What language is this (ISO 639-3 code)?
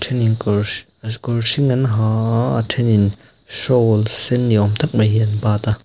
lus